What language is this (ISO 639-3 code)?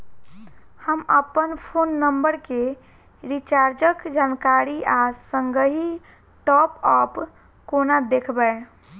mai